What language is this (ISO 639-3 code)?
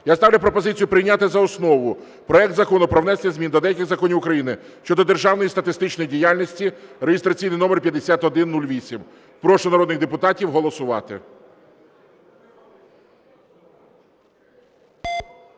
ukr